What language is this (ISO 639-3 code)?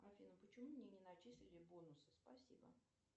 rus